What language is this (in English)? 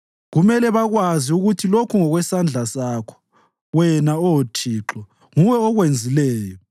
North Ndebele